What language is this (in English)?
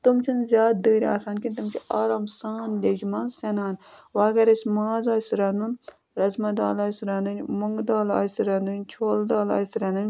Kashmiri